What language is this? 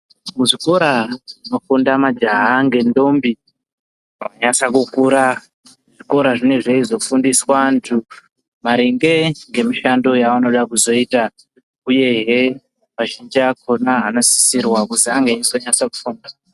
Ndau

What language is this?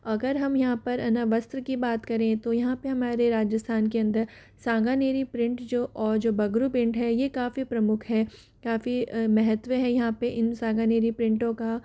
Hindi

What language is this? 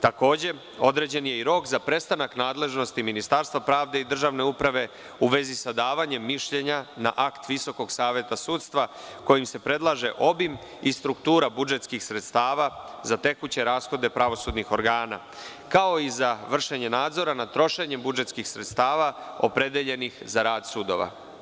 Serbian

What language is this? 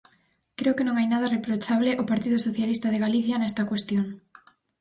Galician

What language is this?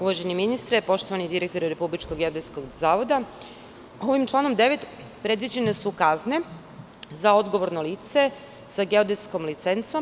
Serbian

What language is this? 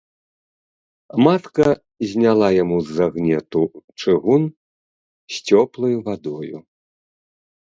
Belarusian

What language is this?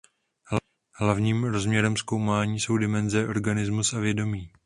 Czech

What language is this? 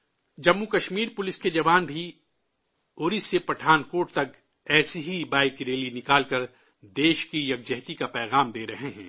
Urdu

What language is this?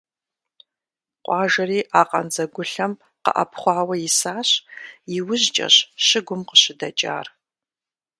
Kabardian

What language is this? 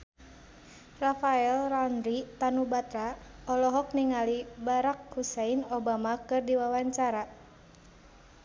Sundanese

